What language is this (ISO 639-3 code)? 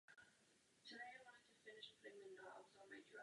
ces